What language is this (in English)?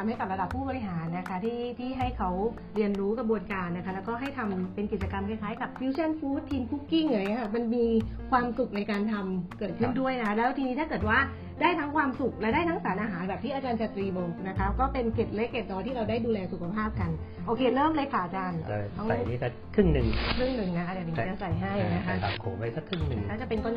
Thai